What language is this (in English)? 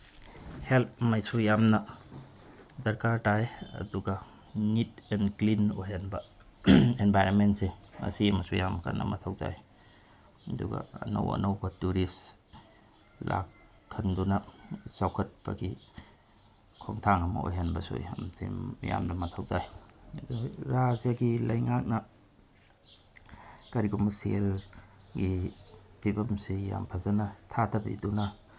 Manipuri